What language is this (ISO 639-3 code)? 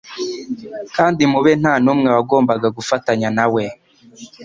kin